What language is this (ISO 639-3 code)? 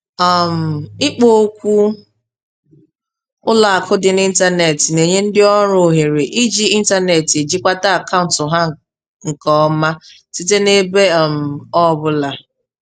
ibo